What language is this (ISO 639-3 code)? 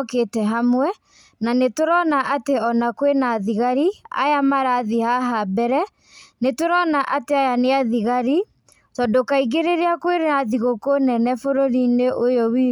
kik